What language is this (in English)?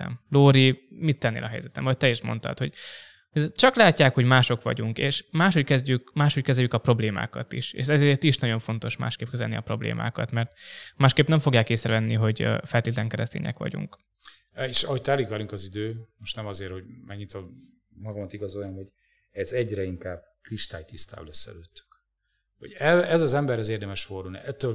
Hungarian